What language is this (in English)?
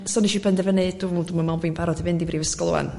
Welsh